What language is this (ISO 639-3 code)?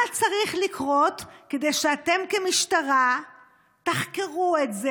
heb